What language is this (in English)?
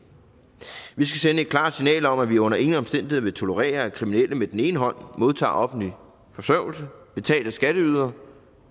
Danish